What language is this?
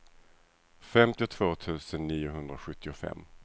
Swedish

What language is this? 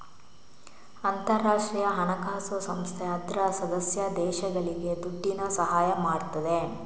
Kannada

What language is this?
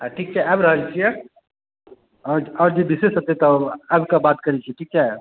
Maithili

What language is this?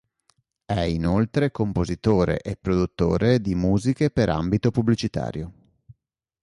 Italian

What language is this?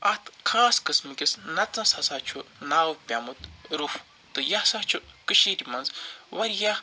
Kashmiri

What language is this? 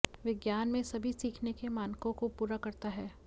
Hindi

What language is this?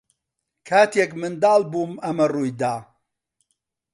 Central Kurdish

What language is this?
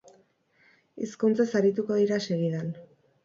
Basque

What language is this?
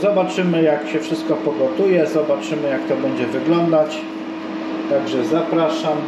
Polish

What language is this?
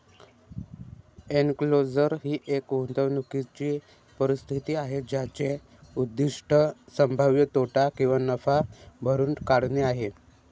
Marathi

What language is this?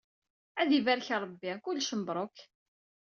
Kabyle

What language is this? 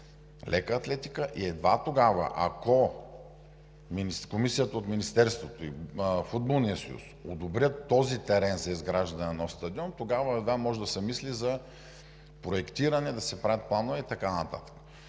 Bulgarian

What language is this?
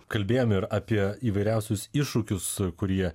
Lithuanian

